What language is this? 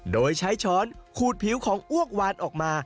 Thai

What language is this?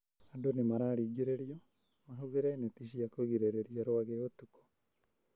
Kikuyu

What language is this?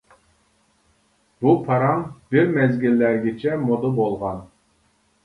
Uyghur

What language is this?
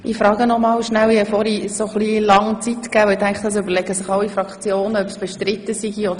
Swiss German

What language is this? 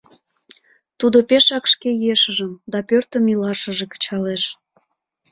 Mari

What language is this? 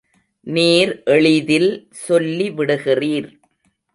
Tamil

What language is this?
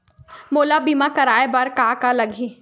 Chhattisgarhi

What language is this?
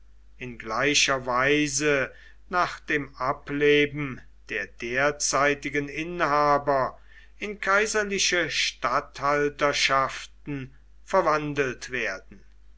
German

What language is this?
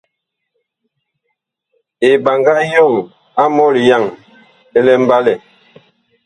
Bakoko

